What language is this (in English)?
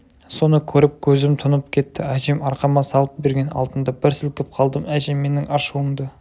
Kazakh